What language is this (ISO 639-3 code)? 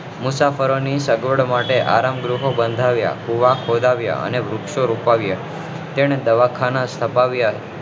guj